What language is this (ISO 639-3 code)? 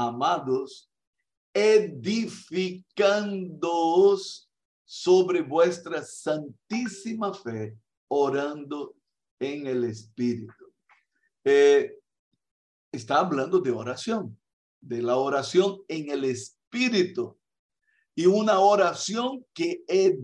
spa